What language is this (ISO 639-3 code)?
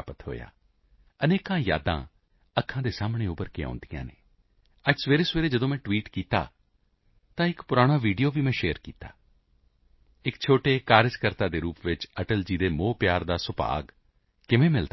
pan